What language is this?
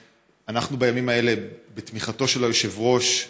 Hebrew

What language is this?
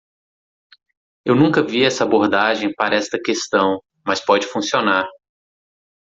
Portuguese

